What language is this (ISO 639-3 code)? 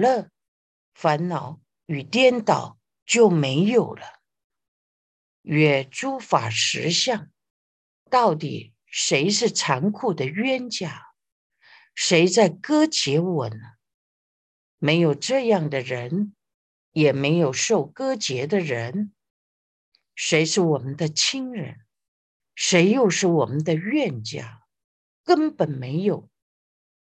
zho